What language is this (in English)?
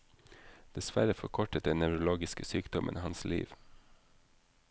Norwegian